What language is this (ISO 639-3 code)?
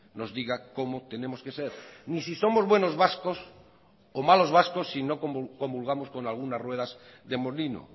spa